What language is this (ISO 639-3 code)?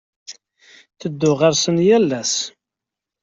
kab